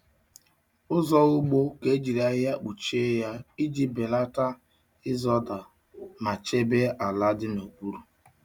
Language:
Igbo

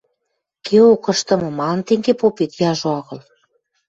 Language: Western Mari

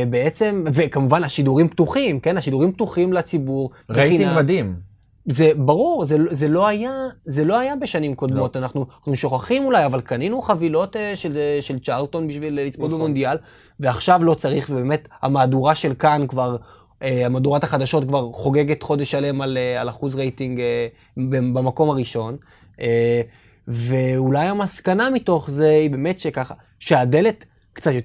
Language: Hebrew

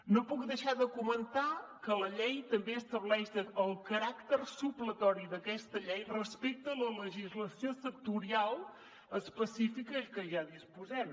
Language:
Catalan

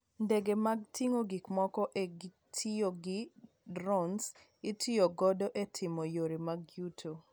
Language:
Luo (Kenya and Tanzania)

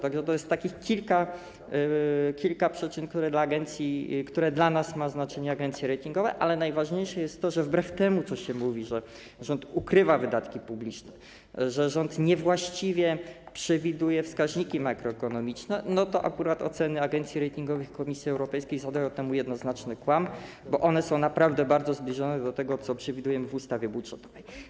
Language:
Polish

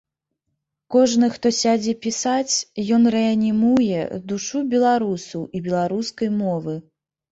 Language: Belarusian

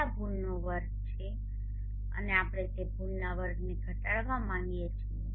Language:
Gujarati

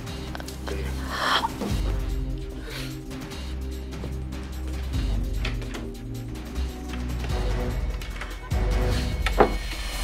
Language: Vietnamese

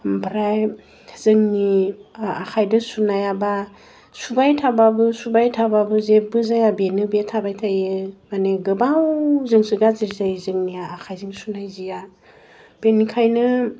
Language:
Bodo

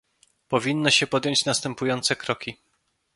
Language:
Polish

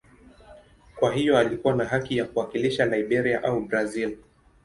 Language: Swahili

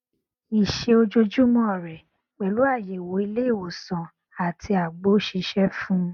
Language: Yoruba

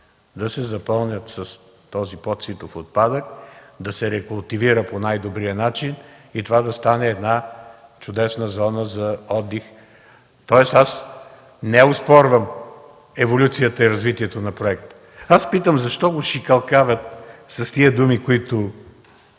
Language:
Bulgarian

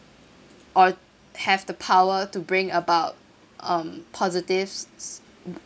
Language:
English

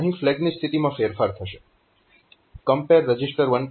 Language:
Gujarati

